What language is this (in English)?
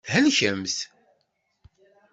Kabyle